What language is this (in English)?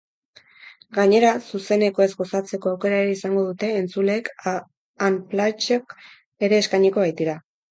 Basque